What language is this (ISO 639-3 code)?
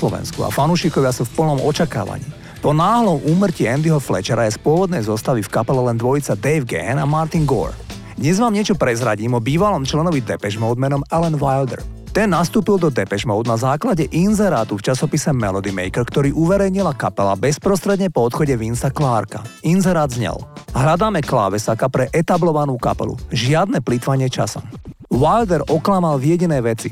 slk